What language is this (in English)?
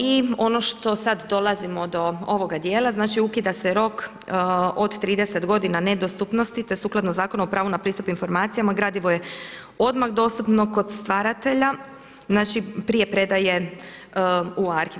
Croatian